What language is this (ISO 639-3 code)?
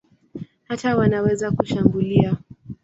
swa